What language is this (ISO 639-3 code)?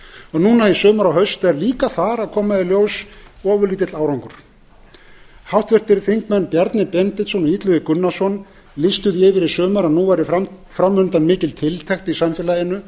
isl